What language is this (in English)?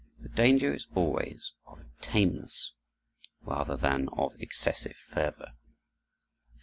English